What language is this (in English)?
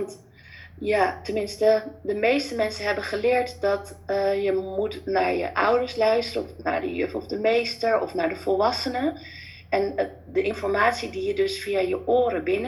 Dutch